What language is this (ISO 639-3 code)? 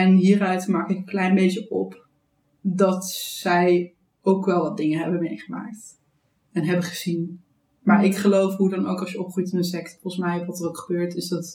nld